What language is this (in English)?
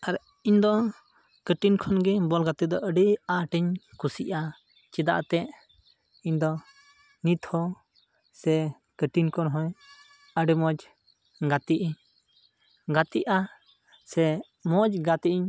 Santali